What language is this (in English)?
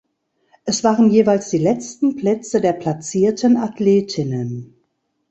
German